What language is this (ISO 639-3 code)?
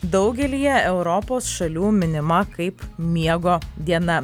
lit